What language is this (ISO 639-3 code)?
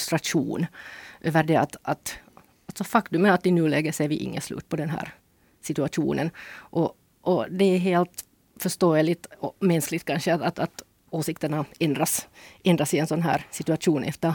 swe